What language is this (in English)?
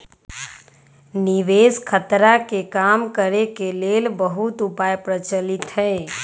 Magahi